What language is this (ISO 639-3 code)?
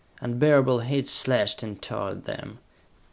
eng